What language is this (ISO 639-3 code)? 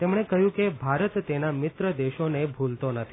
guj